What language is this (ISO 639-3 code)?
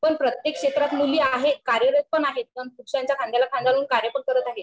mar